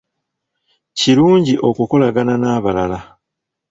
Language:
Ganda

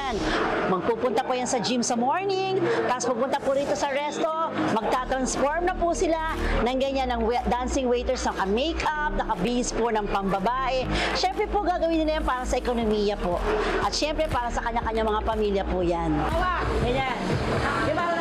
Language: Filipino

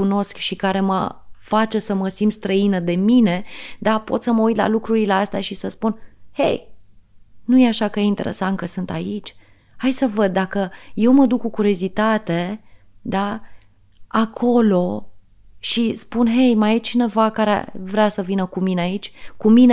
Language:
Romanian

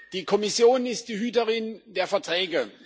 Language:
German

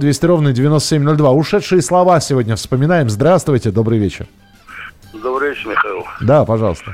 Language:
Russian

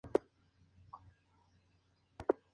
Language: Spanish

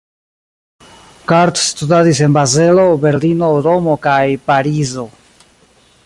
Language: Esperanto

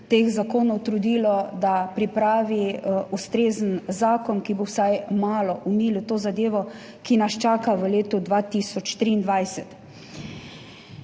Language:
Slovenian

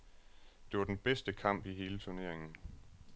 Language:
Danish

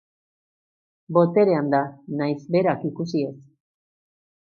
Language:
Basque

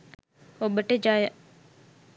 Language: Sinhala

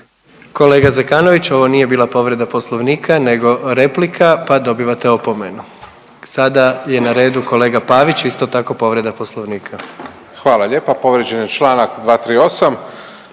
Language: Croatian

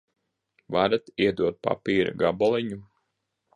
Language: Latvian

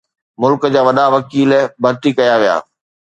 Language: Sindhi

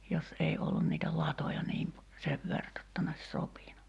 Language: Finnish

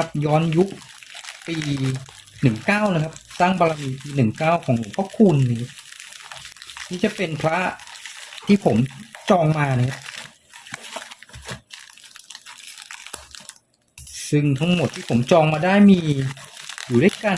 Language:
Thai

